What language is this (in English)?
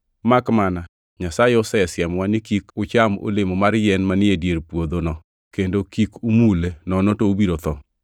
Luo (Kenya and Tanzania)